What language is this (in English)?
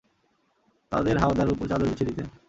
Bangla